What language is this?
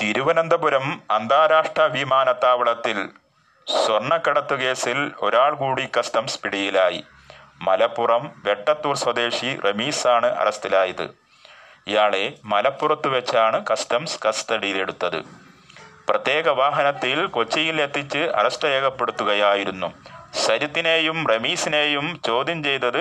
Malayalam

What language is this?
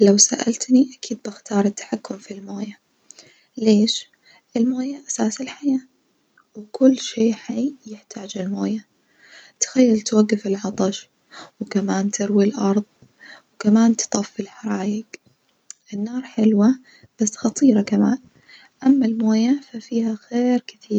Najdi Arabic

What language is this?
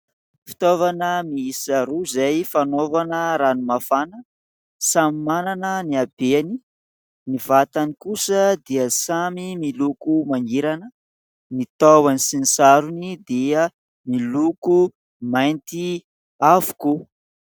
Malagasy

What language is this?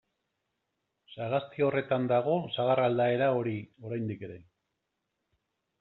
Basque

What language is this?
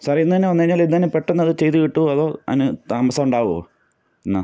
Malayalam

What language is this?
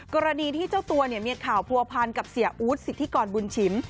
Thai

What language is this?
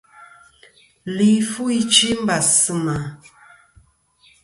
Kom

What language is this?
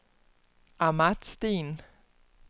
Danish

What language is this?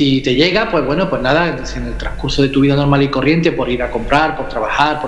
Spanish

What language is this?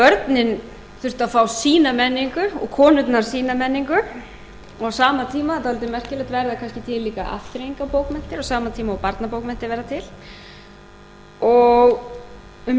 Icelandic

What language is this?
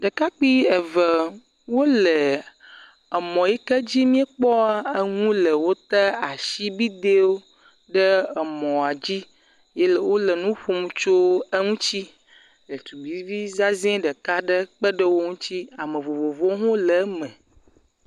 Ewe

